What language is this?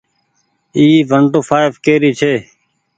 Goaria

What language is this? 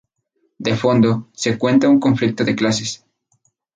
Spanish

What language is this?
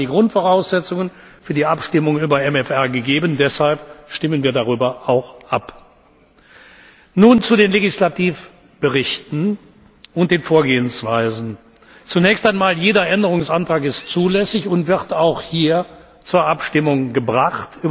German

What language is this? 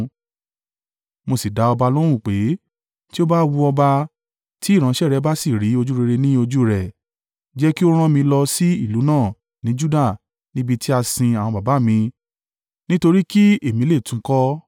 Yoruba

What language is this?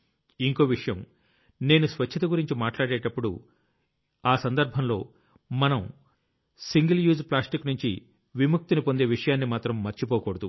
Telugu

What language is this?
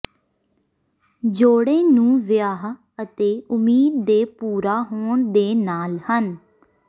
Punjabi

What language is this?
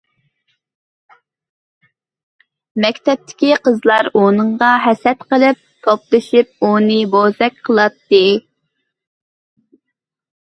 Uyghur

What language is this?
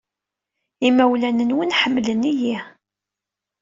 Kabyle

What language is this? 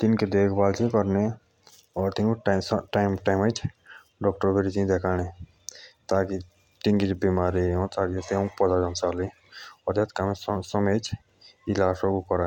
Jaunsari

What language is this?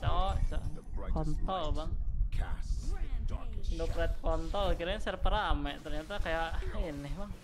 Indonesian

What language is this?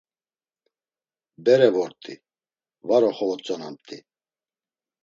Laz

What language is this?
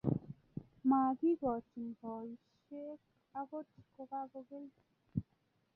Kalenjin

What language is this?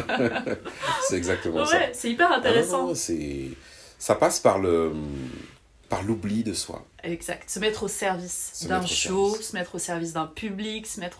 French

